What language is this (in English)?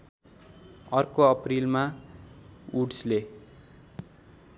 Nepali